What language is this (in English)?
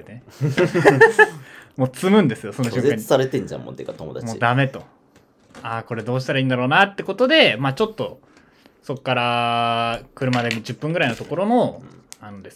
Japanese